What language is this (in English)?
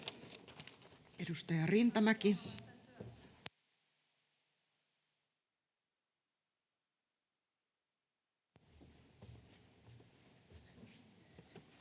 Finnish